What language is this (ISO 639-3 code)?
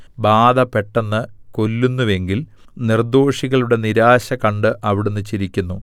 mal